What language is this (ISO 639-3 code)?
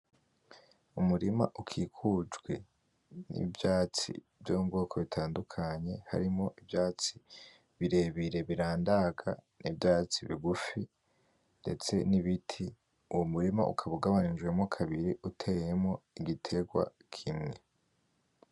run